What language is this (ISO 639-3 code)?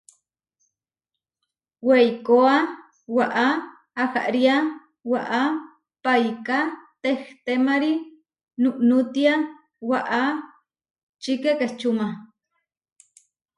var